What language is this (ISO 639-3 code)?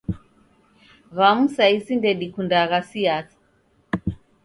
dav